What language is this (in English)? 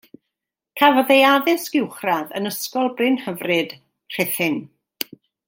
Welsh